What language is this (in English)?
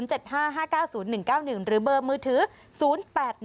Thai